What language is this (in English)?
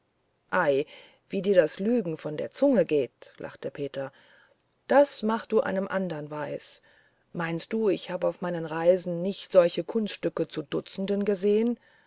German